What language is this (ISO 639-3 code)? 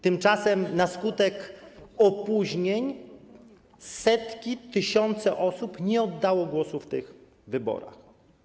pol